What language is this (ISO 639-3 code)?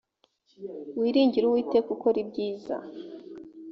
kin